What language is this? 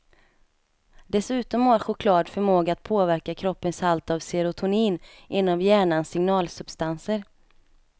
Swedish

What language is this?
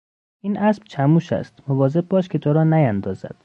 Persian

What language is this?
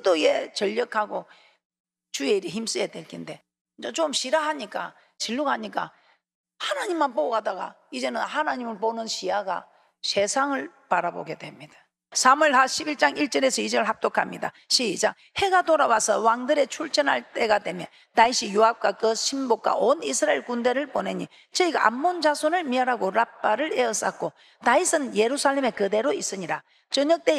Korean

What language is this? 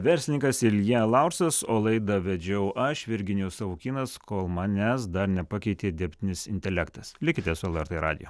Lithuanian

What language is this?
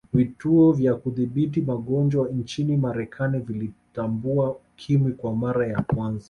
Swahili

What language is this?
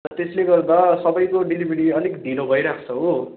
Nepali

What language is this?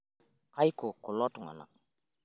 Masai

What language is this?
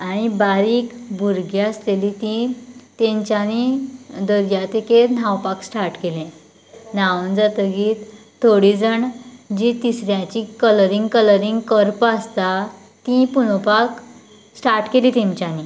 Konkani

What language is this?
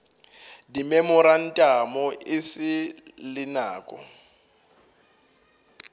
Northern Sotho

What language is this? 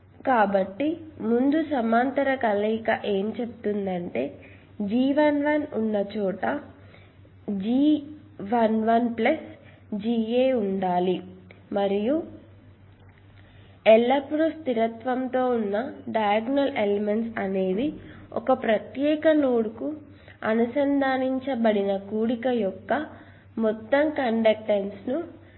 Telugu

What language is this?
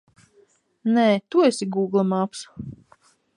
Latvian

